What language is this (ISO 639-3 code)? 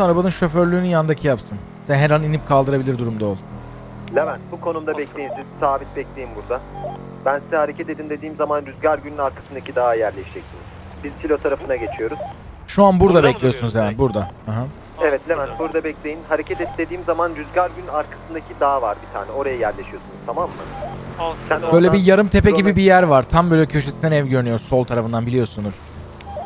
tur